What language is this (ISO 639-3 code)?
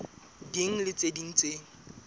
sot